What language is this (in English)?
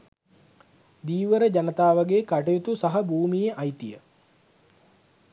Sinhala